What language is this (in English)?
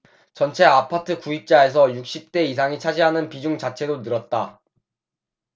Korean